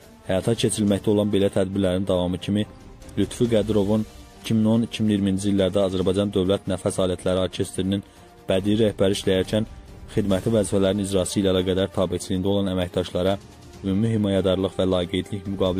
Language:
Turkish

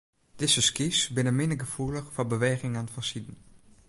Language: Western Frisian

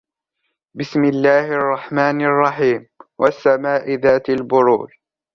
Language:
Arabic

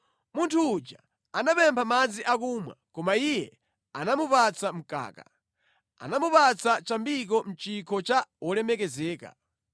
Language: Nyanja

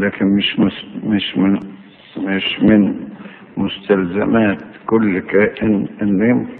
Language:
Arabic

